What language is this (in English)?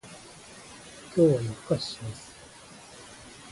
Japanese